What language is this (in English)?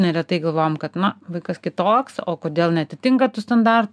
Lithuanian